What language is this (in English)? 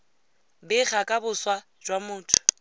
Tswana